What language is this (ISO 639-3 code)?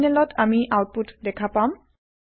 asm